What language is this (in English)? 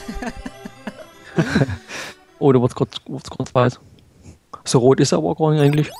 German